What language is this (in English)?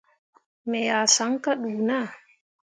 Mundang